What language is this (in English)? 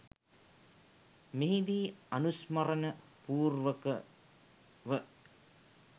Sinhala